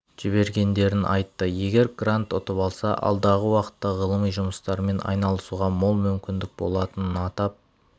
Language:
Kazakh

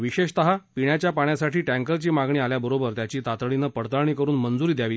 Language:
Marathi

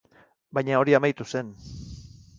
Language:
Basque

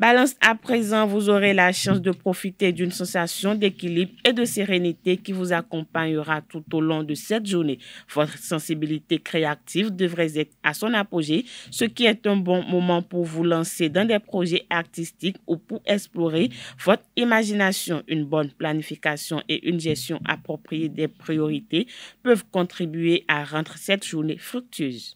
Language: French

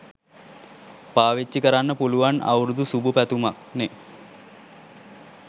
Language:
Sinhala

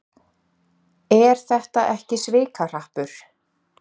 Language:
Icelandic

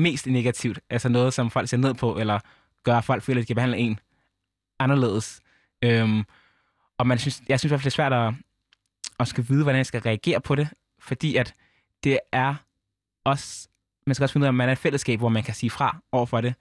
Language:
Danish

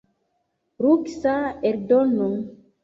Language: Esperanto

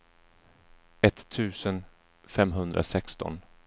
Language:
Swedish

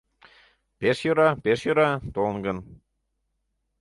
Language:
Mari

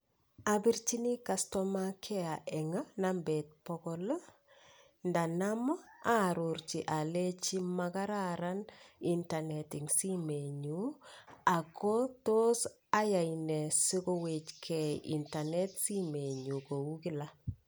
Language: Kalenjin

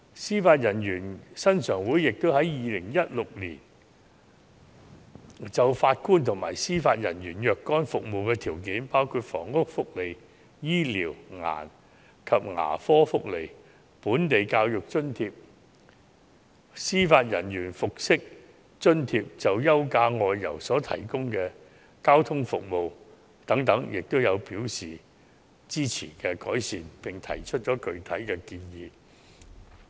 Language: Cantonese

